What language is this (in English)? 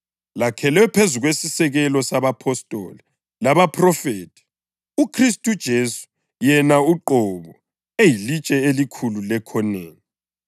North Ndebele